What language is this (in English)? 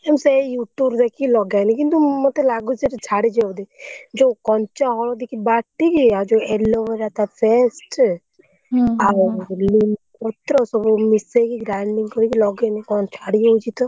Odia